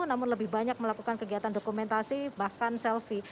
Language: Indonesian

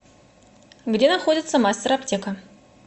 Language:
Russian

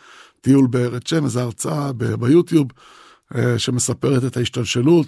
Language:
Hebrew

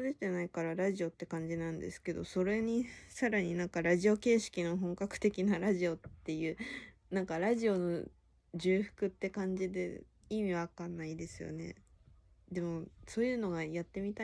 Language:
Japanese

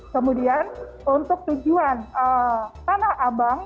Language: Indonesian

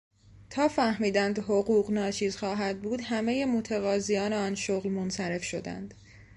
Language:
Persian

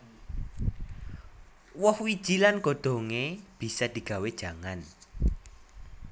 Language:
Javanese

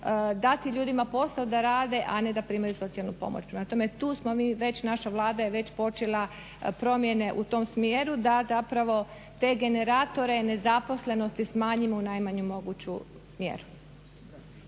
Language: Croatian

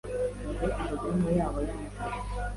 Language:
Kinyarwanda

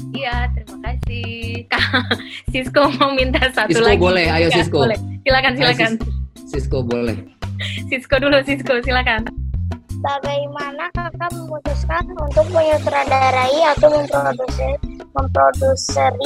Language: Indonesian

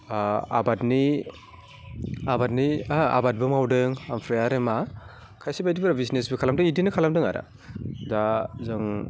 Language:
Bodo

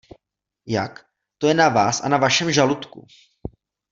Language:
Czech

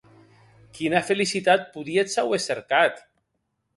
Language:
Occitan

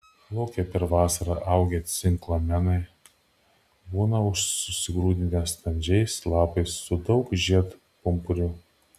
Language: Lithuanian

